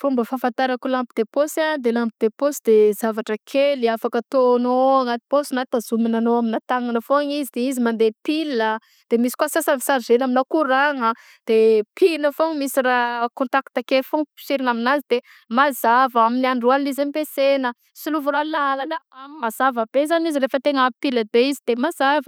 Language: Southern Betsimisaraka Malagasy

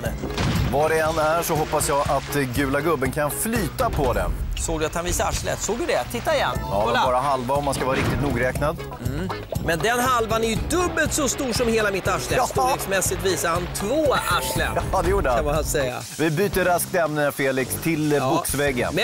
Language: Swedish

